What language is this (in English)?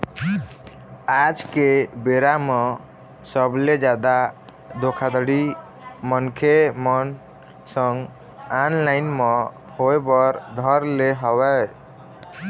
Chhattisgarhi